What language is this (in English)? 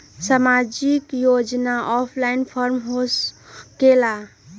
Magahi